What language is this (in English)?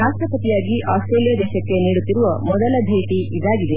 Kannada